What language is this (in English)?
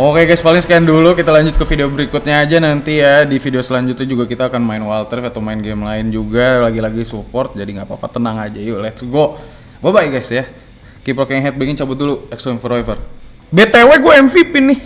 Indonesian